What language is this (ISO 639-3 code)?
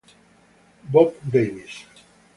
ita